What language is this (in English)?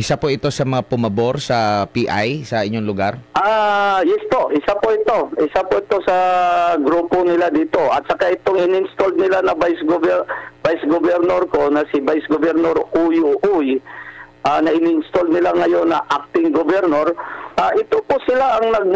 Filipino